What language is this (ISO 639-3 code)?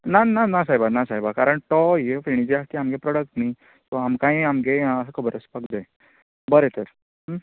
kok